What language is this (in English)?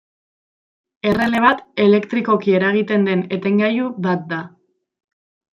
Basque